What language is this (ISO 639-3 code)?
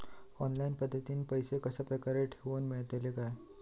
mar